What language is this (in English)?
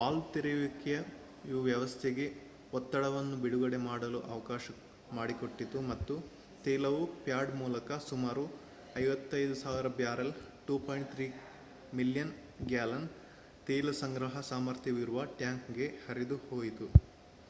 Kannada